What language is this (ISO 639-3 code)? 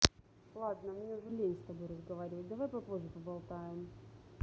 rus